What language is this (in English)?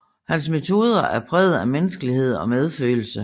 Danish